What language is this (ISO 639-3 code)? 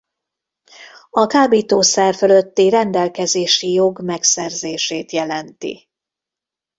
hun